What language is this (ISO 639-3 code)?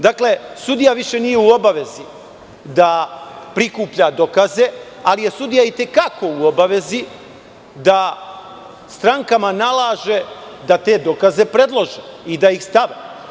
srp